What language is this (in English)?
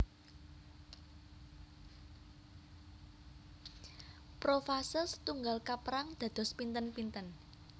Javanese